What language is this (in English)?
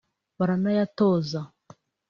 Kinyarwanda